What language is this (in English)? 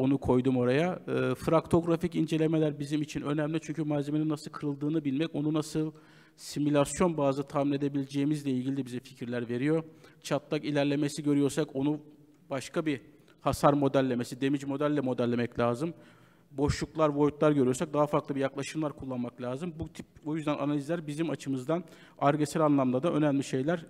Turkish